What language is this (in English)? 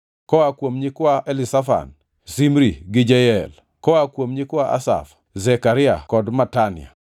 Luo (Kenya and Tanzania)